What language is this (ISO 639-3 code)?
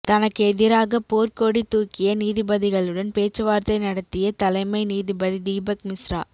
tam